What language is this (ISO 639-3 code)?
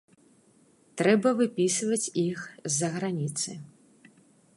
bel